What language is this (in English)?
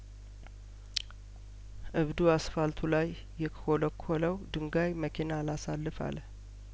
Amharic